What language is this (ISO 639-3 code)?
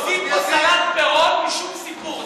heb